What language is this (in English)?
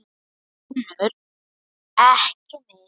Icelandic